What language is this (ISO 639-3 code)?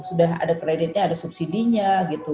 ind